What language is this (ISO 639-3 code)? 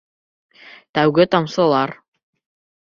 bak